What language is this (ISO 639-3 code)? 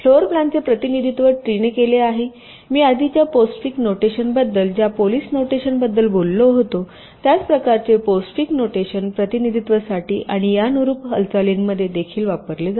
mar